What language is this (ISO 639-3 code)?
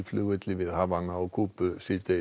isl